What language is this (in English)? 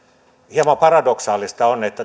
Finnish